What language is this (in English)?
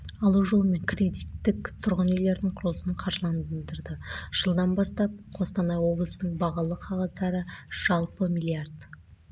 Kazakh